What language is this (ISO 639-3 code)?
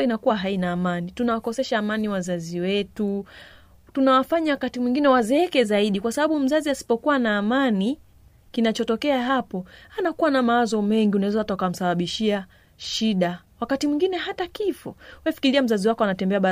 swa